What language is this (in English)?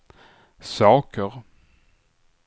Swedish